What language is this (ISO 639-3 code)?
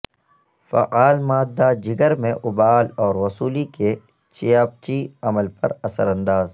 urd